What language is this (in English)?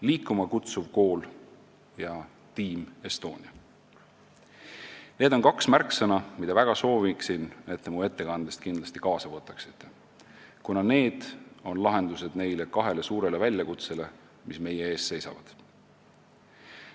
Estonian